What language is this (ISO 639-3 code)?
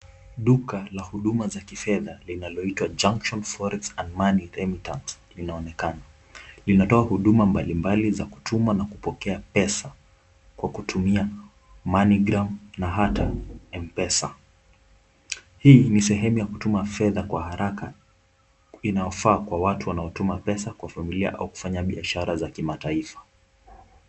swa